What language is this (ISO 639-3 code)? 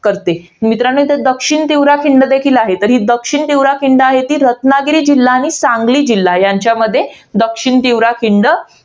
mar